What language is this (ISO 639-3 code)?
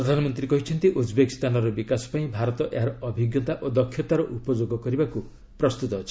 ori